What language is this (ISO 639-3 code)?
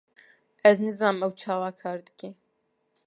kur